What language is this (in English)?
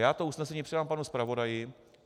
Czech